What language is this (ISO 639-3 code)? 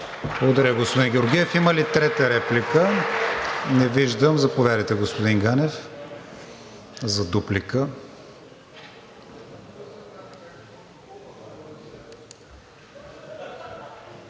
bul